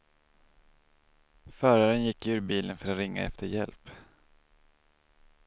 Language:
Swedish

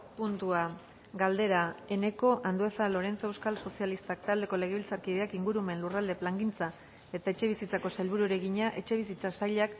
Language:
Basque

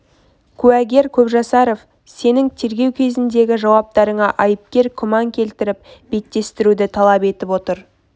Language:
Kazakh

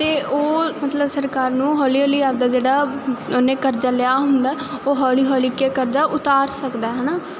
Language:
Punjabi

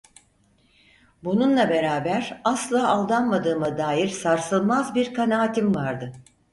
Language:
Turkish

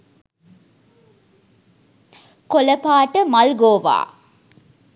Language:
Sinhala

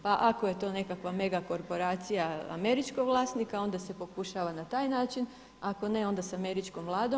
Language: Croatian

